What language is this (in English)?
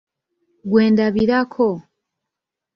Ganda